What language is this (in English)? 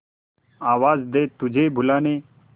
Hindi